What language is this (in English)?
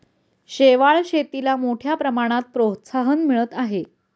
Marathi